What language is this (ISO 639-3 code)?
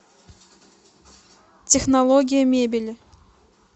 rus